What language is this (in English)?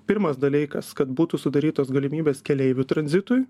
Lithuanian